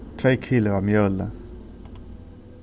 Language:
Faroese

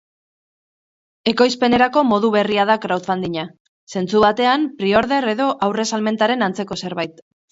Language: Basque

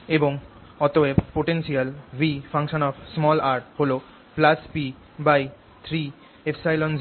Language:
Bangla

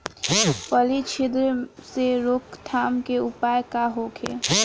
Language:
Bhojpuri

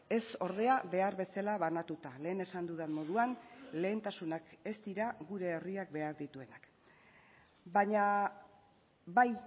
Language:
Basque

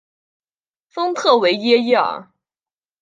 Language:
Chinese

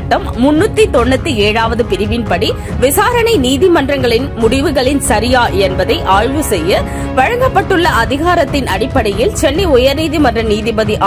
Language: Tamil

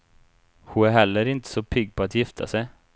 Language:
Swedish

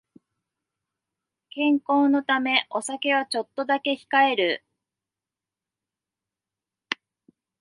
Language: Japanese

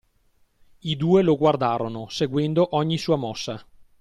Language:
Italian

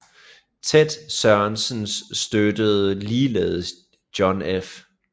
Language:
Danish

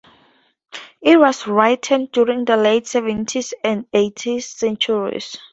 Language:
English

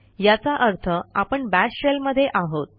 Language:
Marathi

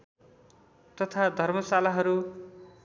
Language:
Nepali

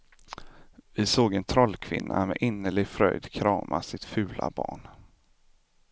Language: Swedish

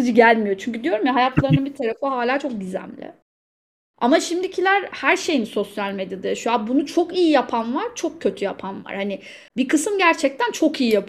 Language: Turkish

